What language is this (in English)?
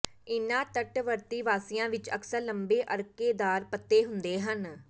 Punjabi